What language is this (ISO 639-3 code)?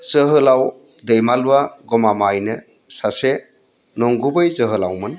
brx